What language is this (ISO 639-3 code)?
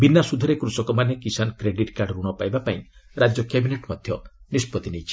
ori